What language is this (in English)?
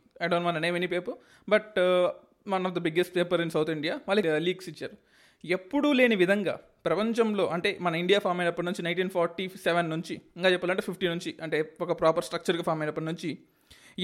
Telugu